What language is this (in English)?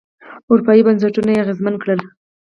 Pashto